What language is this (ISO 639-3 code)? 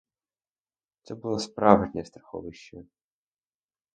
ukr